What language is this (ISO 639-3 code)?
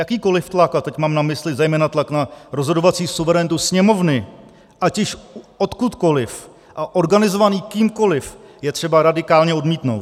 ces